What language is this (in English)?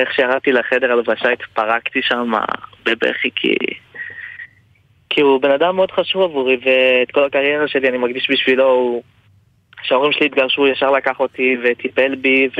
Hebrew